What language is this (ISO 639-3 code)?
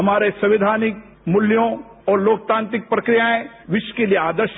hin